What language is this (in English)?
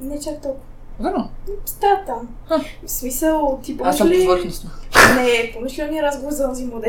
Bulgarian